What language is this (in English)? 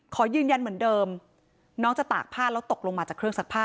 Thai